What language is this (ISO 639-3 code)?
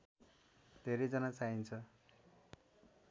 nep